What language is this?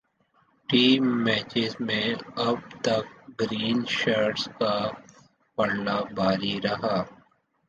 Urdu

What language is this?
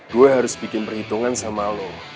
Indonesian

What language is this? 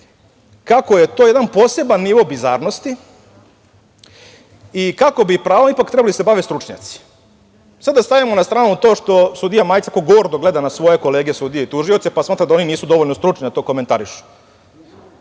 Serbian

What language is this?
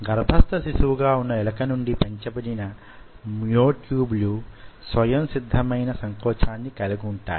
Telugu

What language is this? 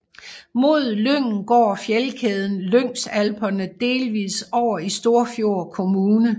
Danish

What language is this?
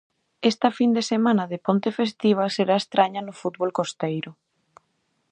Galician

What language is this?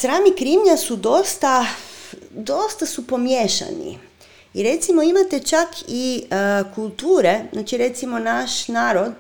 Croatian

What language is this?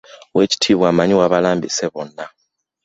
Ganda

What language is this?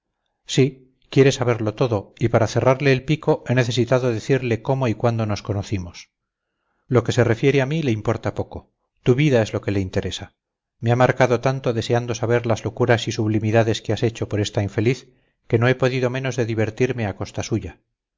Spanish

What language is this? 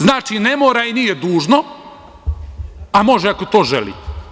Serbian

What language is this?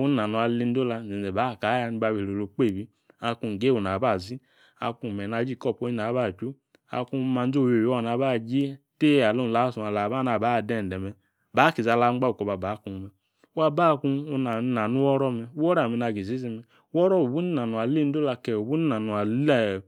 Yace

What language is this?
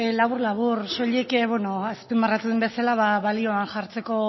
Basque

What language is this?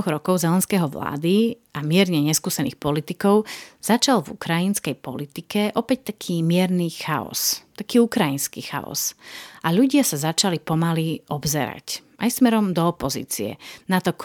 Slovak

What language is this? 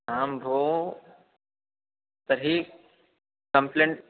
Sanskrit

